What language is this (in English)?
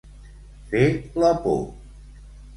Catalan